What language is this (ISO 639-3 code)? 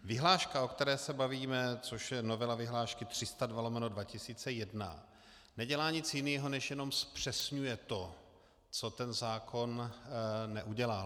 ces